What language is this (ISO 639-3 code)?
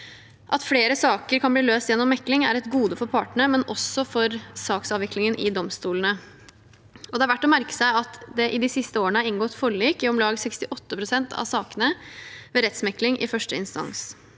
nor